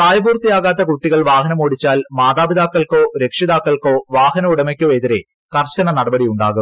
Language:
Malayalam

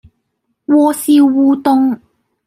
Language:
Cantonese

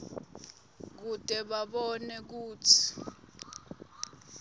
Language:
Swati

